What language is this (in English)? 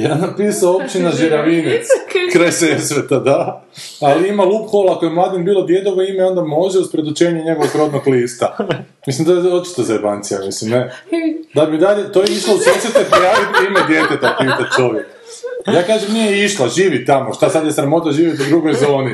Croatian